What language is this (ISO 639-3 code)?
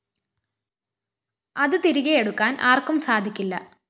mal